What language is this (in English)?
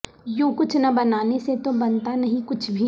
Urdu